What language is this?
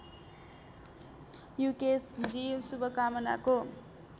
Nepali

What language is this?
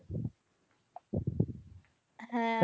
Bangla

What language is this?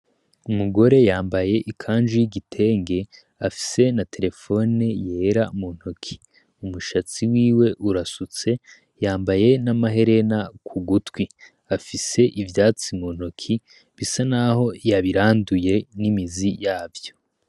Rundi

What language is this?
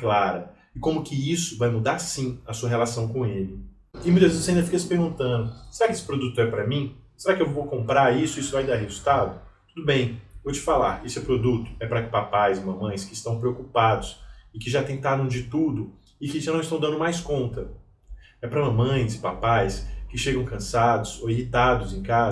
Portuguese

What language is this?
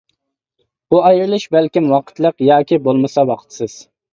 Uyghur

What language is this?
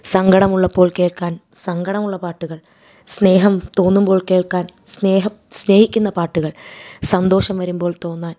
Malayalam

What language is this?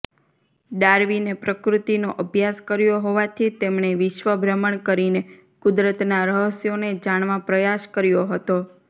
Gujarati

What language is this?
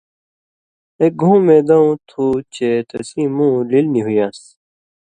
Indus Kohistani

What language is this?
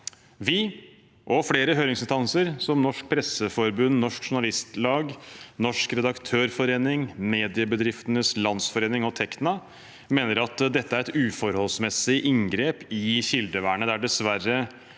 Norwegian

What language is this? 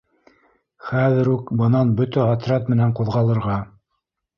Bashkir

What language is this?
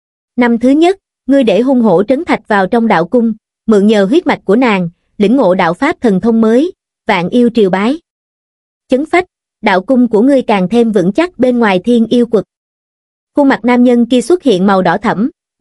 Vietnamese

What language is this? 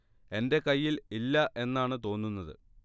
Malayalam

